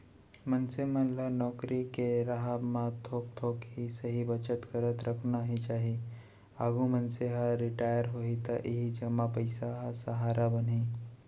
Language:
Chhattisgarhi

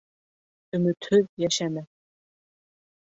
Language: Bashkir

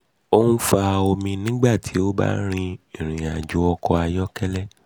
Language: Yoruba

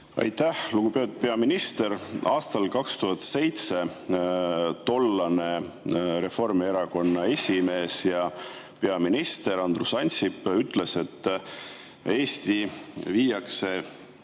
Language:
Estonian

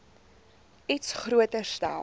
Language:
Afrikaans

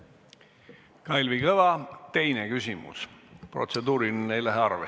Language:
Estonian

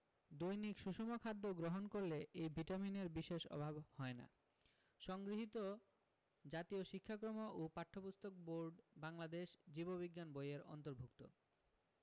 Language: Bangla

